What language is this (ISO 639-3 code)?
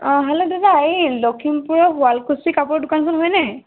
asm